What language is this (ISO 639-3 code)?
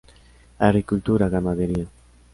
spa